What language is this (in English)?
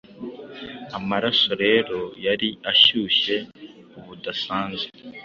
Kinyarwanda